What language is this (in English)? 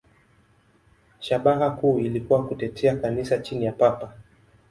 Swahili